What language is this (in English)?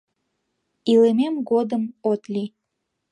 Mari